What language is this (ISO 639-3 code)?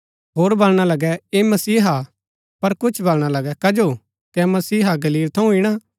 gbk